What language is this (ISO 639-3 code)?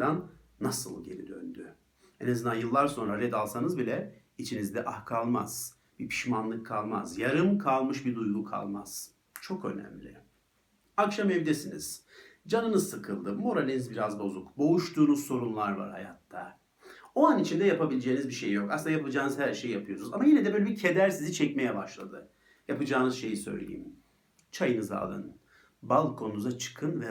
tur